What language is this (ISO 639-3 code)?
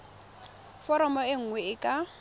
tsn